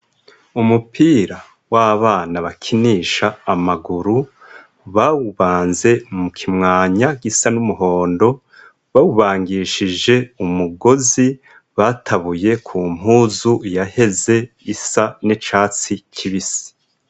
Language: Rundi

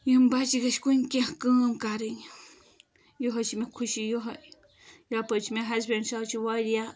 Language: Kashmiri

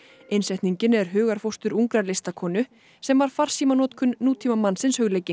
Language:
Icelandic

